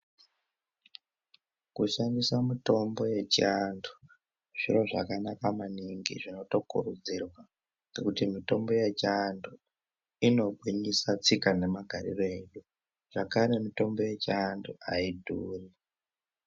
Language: Ndau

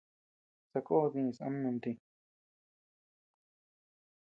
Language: Tepeuxila Cuicatec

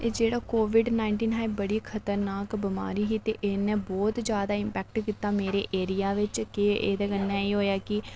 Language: Dogri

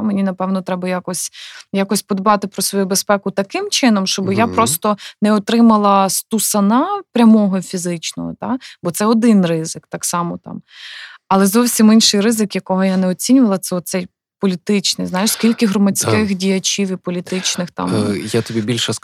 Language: Ukrainian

